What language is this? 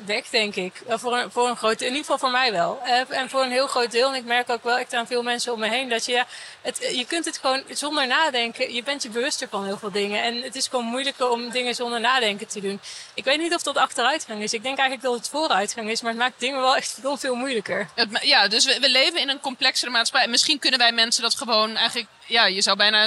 Dutch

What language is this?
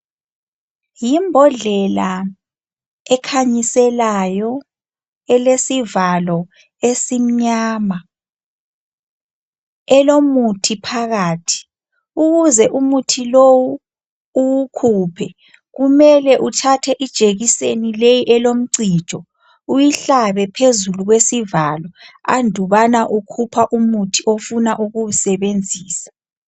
North Ndebele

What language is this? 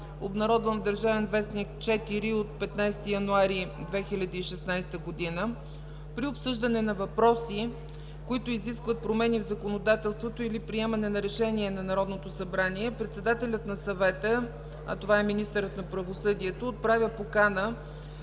Bulgarian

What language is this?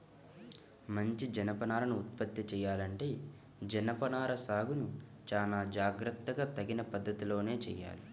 Telugu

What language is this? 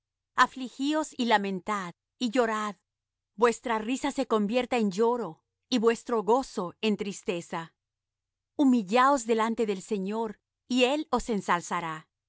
Spanish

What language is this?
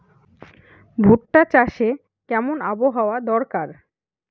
Bangla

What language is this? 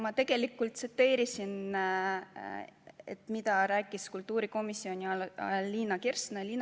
Estonian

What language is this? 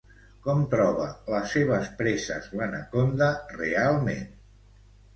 Catalan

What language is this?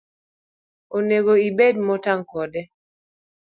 Luo (Kenya and Tanzania)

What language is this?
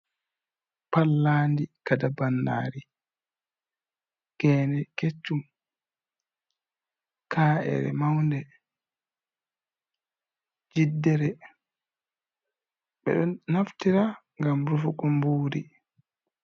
Fula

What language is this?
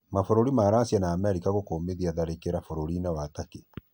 Kikuyu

